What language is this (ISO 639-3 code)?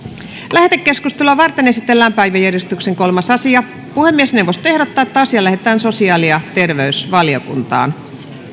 fin